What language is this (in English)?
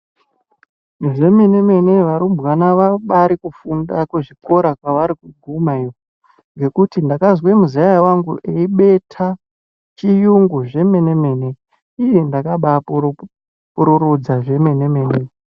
Ndau